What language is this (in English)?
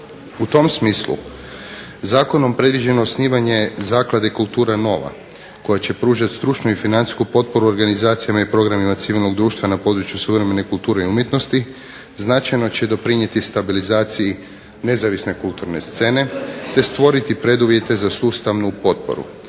Croatian